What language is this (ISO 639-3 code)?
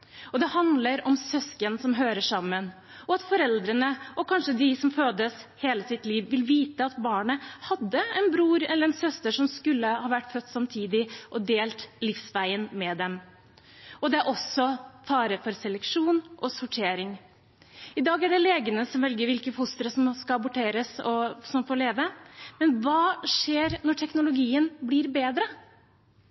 nob